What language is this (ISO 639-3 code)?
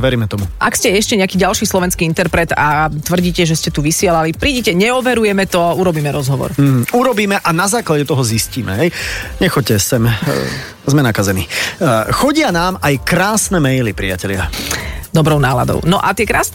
slk